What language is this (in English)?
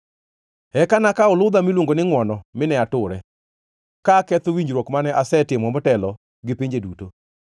Luo (Kenya and Tanzania)